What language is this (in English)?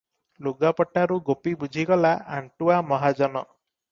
Odia